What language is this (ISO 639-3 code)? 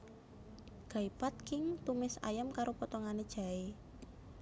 jav